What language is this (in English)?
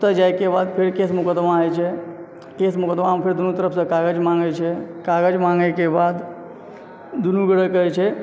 Maithili